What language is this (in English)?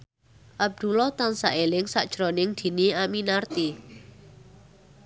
Javanese